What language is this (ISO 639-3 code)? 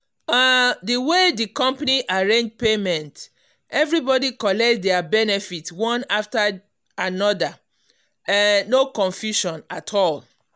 pcm